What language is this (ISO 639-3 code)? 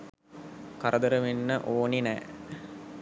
sin